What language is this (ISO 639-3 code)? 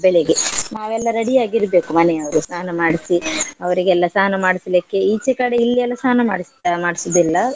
kan